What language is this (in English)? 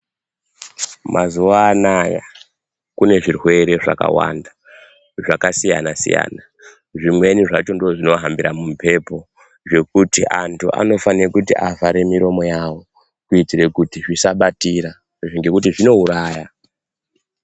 Ndau